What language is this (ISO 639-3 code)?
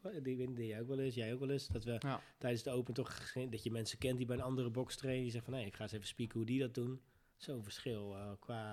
nld